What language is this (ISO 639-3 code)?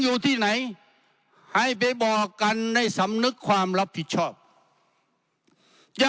tha